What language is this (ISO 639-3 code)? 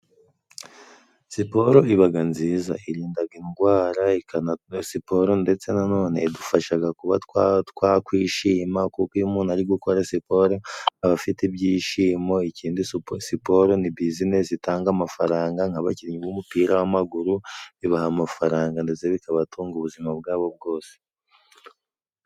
kin